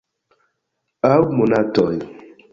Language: Esperanto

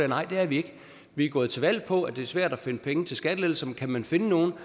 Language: Danish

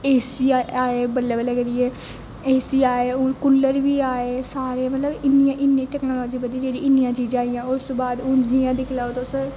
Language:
Dogri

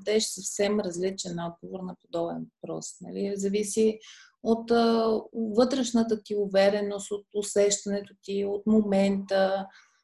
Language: Bulgarian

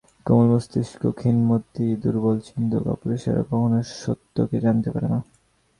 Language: Bangla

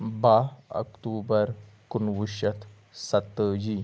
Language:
Kashmiri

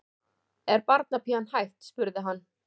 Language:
Icelandic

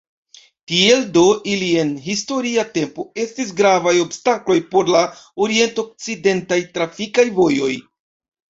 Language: Esperanto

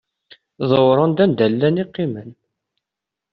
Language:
Kabyle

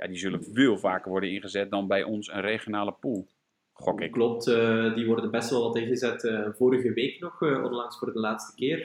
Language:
Dutch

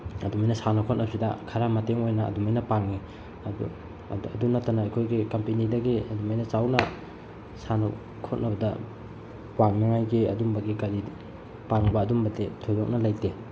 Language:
Manipuri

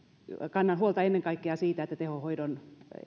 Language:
Finnish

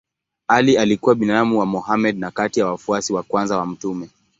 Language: Swahili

